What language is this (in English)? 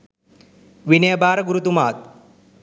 Sinhala